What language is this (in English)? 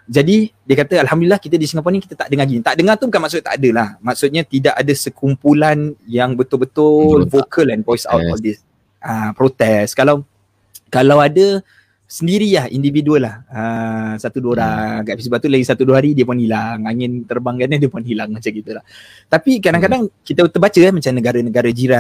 Malay